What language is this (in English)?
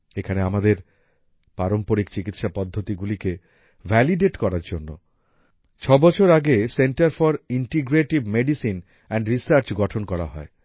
Bangla